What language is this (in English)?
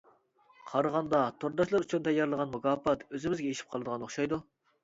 Uyghur